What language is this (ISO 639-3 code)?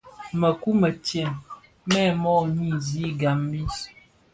ksf